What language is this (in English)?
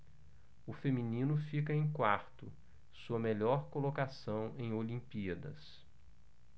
Portuguese